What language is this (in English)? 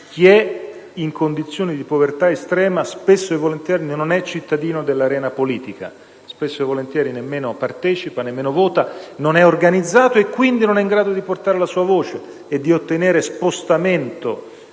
Italian